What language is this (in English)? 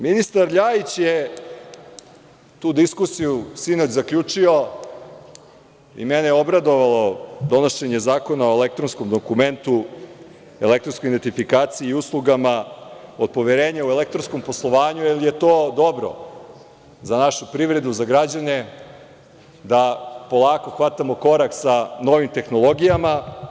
Serbian